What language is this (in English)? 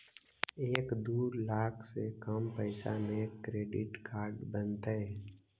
Magahi